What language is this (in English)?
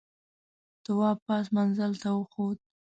Pashto